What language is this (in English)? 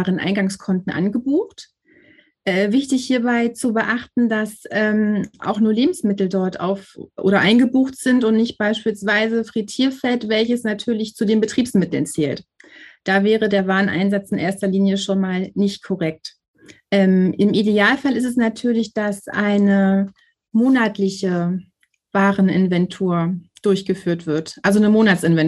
German